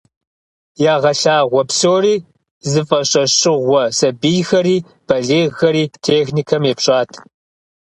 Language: Kabardian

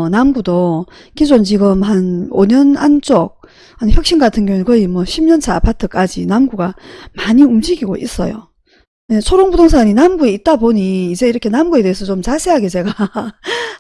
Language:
Korean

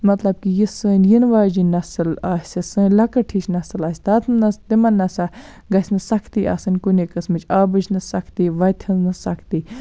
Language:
Kashmiri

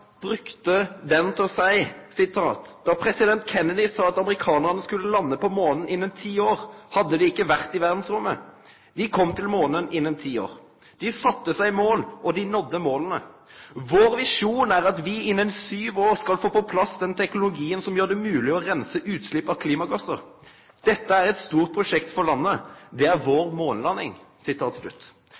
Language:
Norwegian Nynorsk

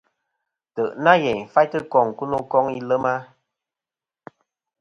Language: Kom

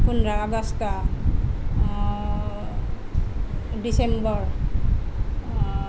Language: Assamese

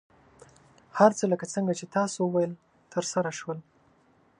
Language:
Pashto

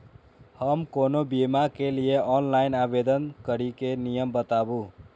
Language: Maithili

